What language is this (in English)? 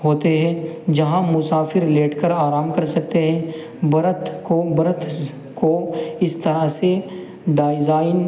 Urdu